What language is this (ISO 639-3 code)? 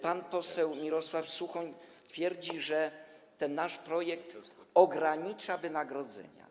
pol